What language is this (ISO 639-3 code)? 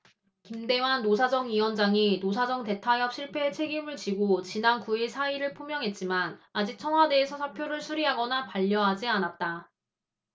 kor